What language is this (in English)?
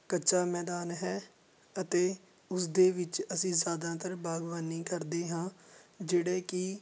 Punjabi